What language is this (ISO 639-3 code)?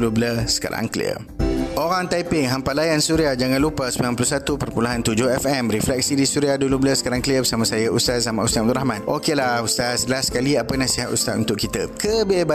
msa